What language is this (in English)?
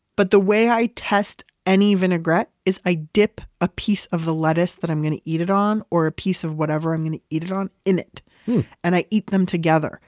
English